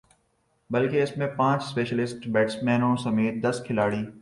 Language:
Urdu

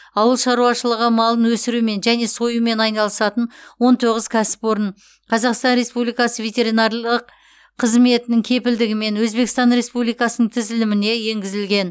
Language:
Kazakh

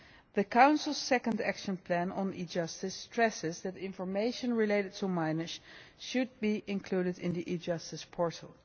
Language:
English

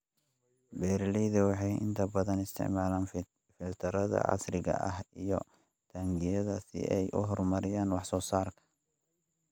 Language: Somali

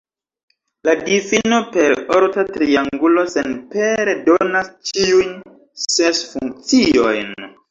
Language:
Esperanto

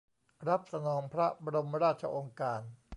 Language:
Thai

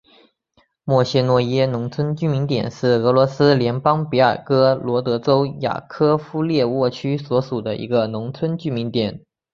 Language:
Chinese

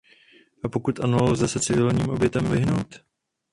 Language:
Czech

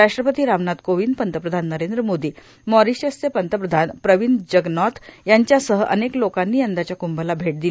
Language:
Marathi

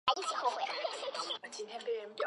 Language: Chinese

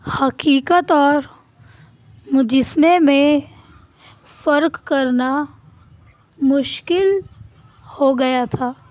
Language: Urdu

